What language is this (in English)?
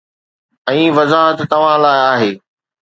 Sindhi